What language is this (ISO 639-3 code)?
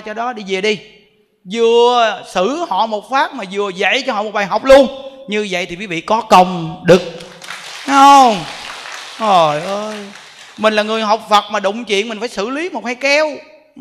vie